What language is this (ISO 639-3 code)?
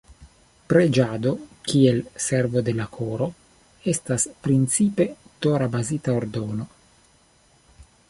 epo